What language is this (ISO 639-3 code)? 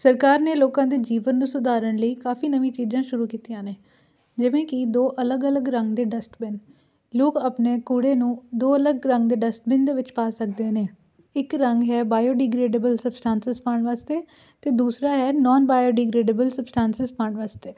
pan